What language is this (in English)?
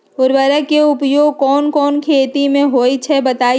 Magahi